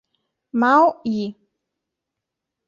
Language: Italian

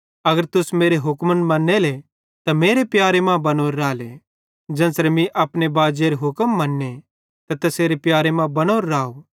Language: Bhadrawahi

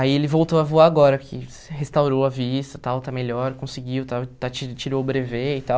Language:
Portuguese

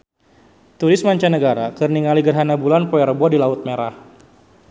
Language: Sundanese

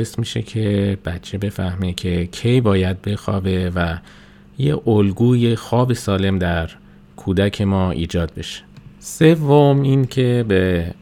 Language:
Persian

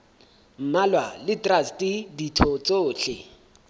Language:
Southern Sotho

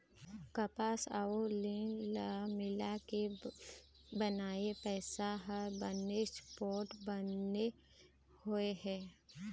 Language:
Chhattisgarhi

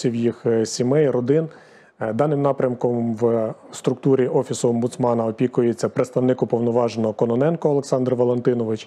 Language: Ukrainian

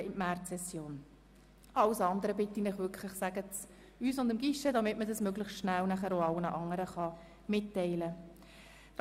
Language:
Swiss German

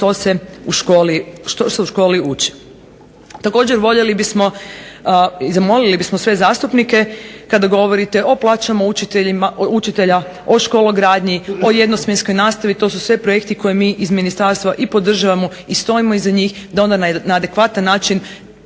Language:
Croatian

